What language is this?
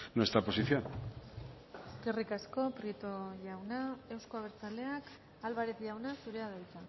Basque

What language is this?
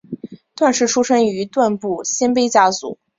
Chinese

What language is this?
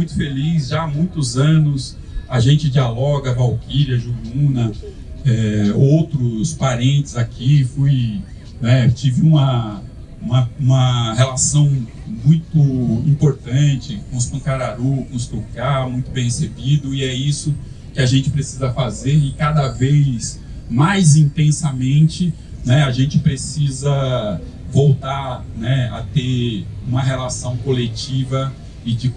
Portuguese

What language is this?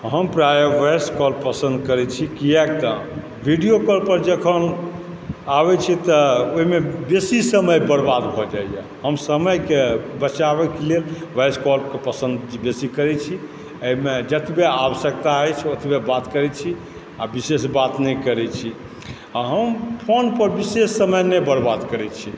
Maithili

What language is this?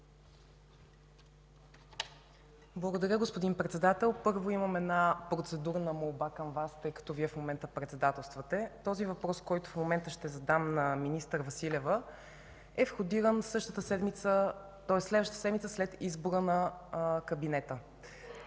Bulgarian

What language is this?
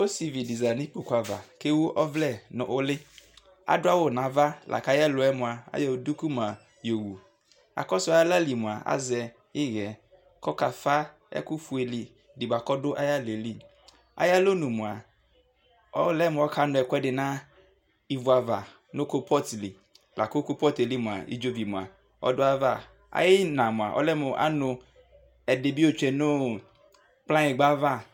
Ikposo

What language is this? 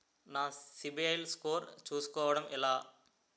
Telugu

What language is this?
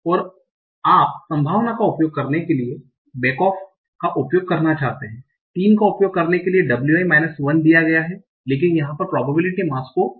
Hindi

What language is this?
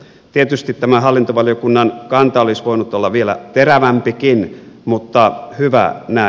Finnish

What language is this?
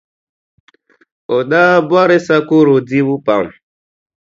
Dagbani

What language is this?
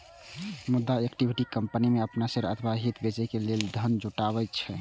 Maithili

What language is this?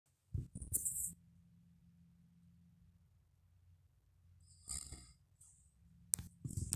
Masai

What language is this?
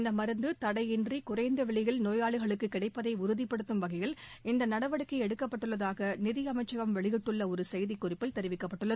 Tamil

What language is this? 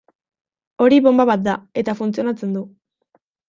Basque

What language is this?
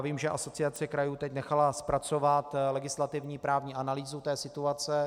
Czech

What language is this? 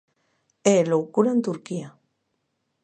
Galician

